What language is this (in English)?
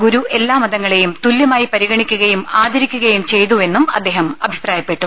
Malayalam